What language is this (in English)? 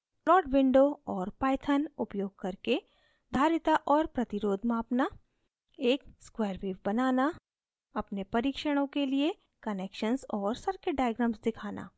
Hindi